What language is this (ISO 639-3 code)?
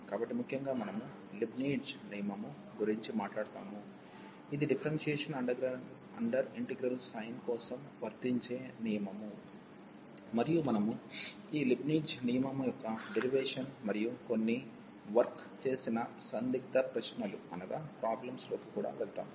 tel